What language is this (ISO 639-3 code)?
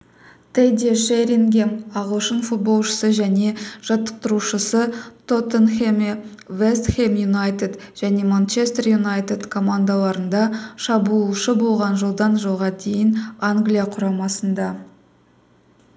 kaz